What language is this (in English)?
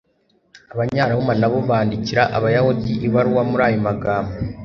Kinyarwanda